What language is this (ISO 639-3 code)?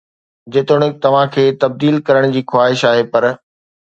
snd